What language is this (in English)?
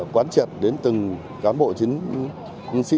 Vietnamese